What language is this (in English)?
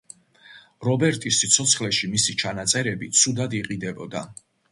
Georgian